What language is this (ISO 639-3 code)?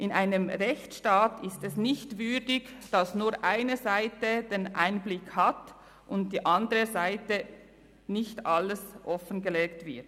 gsw